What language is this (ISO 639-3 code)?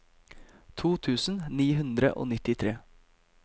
nor